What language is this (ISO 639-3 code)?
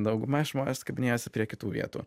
lit